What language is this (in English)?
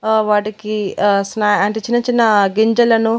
Telugu